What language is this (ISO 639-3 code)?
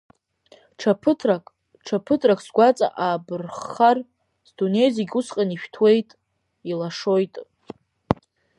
abk